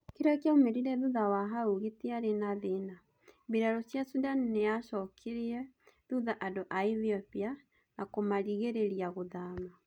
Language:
Kikuyu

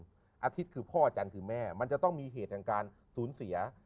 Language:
Thai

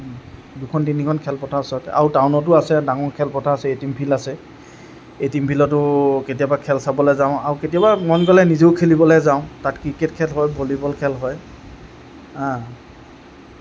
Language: Assamese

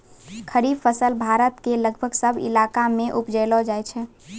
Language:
Maithili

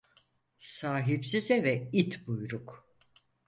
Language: Turkish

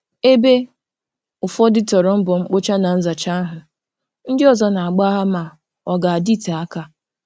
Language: Igbo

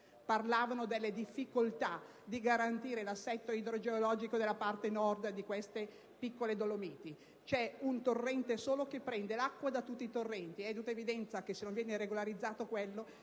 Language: Italian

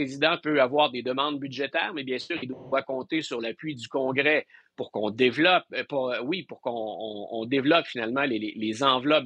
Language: French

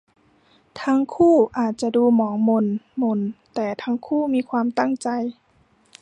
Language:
Thai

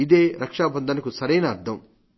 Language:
Telugu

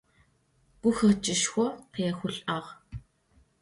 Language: Adyghe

